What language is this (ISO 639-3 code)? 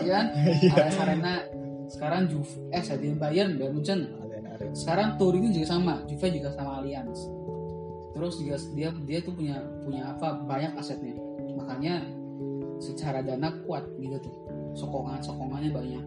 ind